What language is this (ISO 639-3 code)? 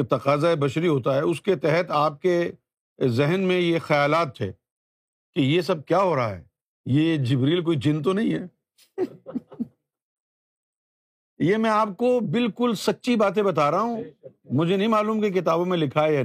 urd